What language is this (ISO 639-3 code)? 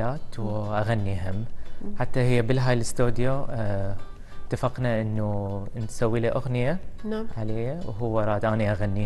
ara